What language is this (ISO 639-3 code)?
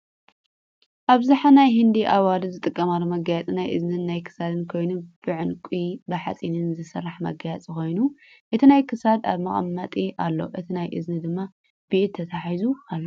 tir